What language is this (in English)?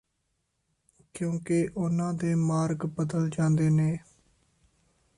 Punjabi